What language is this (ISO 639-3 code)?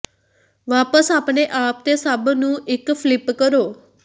pan